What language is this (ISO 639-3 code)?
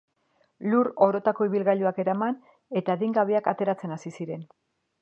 eus